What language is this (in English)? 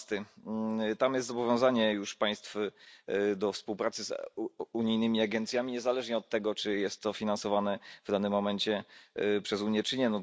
Polish